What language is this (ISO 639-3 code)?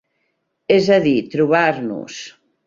cat